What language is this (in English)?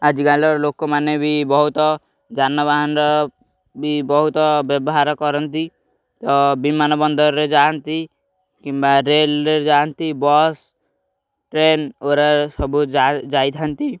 Odia